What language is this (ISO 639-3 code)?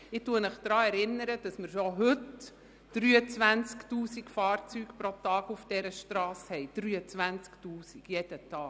gsw